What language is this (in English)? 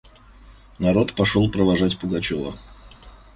Russian